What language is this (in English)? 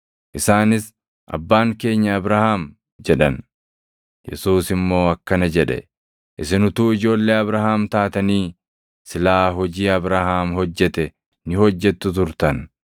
Oromo